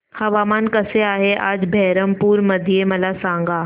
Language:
Marathi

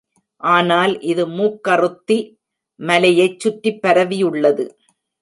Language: Tamil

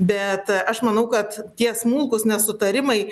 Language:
Lithuanian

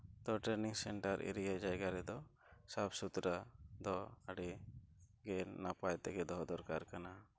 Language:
Santali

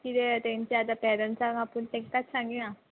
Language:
Konkani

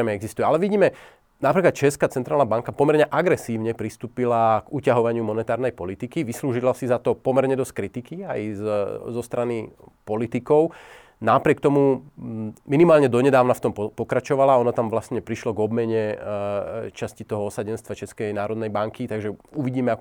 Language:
Slovak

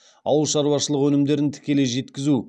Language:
Kazakh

